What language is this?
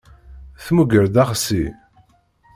Kabyle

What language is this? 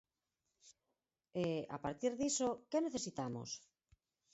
Galician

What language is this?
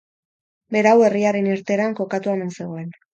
Basque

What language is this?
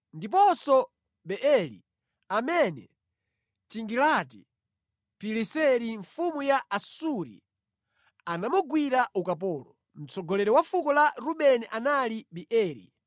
Nyanja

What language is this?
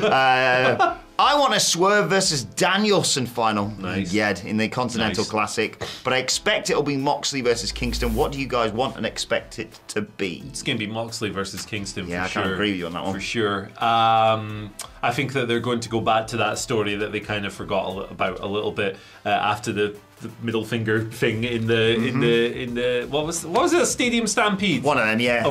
English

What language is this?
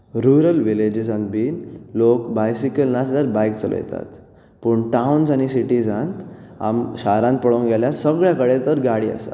Konkani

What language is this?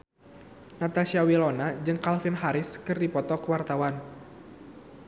Sundanese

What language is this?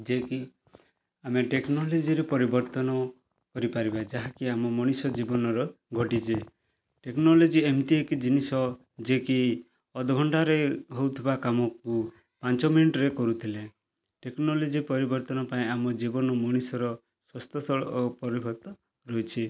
Odia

